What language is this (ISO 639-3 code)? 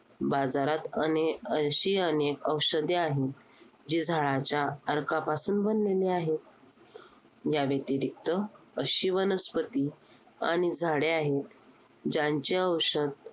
mar